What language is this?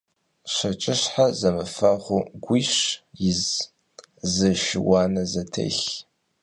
Kabardian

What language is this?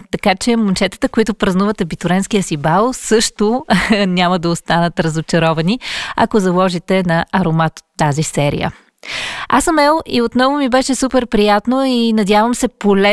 Bulgarian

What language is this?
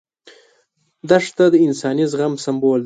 Pashto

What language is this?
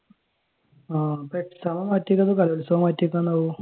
Malayalam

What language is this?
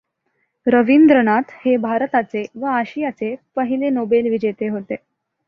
Marathi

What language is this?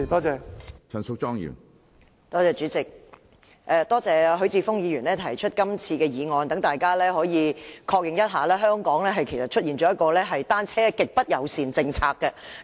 Cantonese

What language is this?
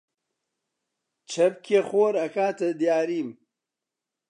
Central Kurdish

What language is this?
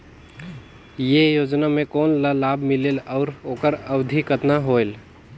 Chhattisgarhi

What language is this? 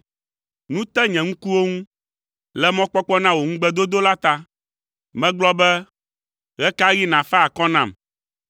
Ewe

